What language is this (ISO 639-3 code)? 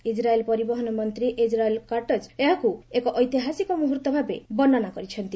ori